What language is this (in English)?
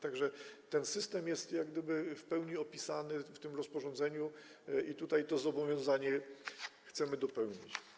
Polish